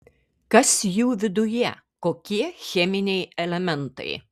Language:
Lithuanian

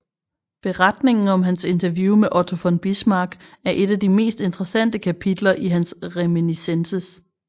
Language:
Danish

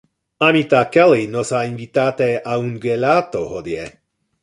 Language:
Interlingua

